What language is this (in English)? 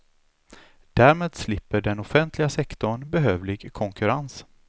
Swedish